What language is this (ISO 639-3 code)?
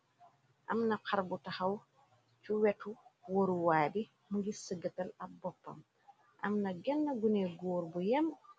wol